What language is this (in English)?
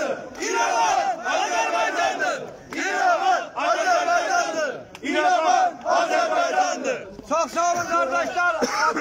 Turkish